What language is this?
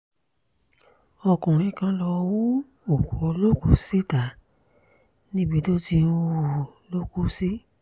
Yoruba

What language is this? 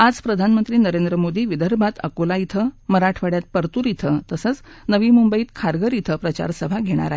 Marathi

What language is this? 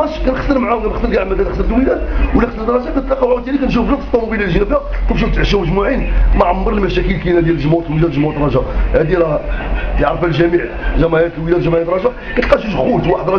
Arabic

